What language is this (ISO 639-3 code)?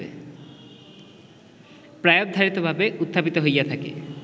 ben